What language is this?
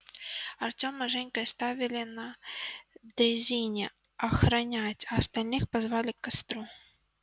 Russian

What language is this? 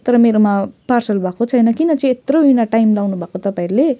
Nepali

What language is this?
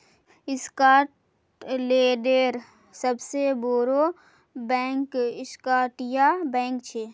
Magahi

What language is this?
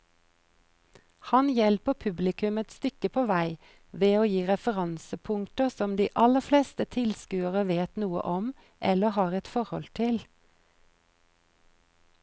Norwegian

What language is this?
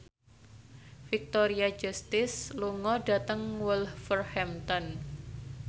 Javanese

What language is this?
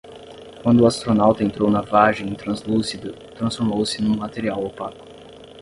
Portuguese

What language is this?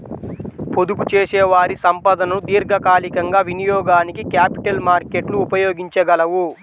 Telugu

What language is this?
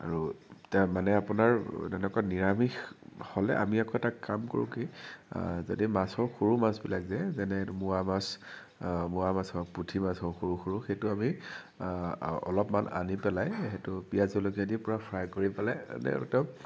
Assamese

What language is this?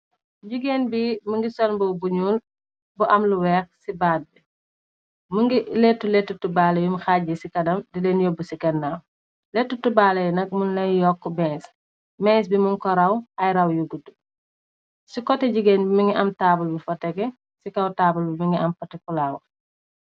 Wolof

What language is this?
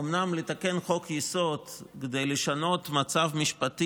Hebrew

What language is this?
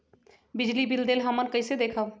Magahi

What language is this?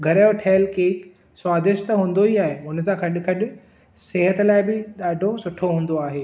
Sindhi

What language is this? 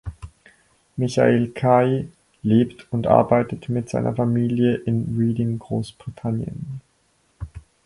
German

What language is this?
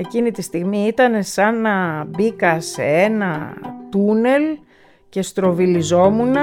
Greek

